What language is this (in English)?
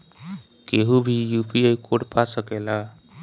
Bhojpuri